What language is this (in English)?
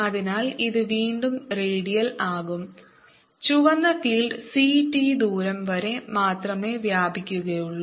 Malayalam